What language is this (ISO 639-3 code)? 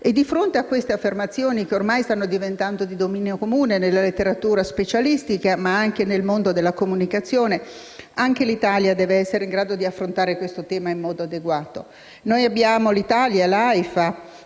ita